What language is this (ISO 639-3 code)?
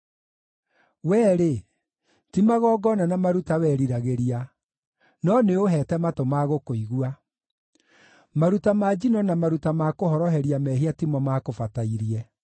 kik